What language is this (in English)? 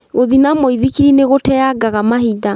Kikuyu